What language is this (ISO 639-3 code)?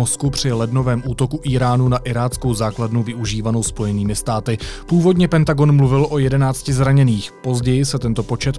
ces